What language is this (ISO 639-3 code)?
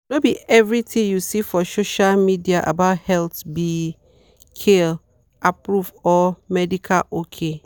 pcm